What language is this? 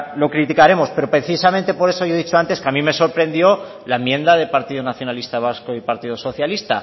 Spanish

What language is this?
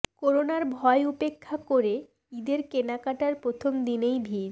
Bangla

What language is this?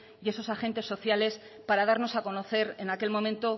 Spanish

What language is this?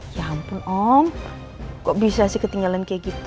Indonesian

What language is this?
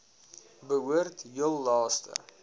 Afrikaans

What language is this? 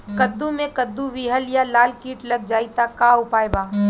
Bhojpuri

